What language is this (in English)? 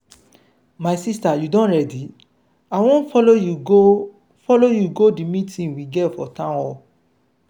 Nigerian Pidgin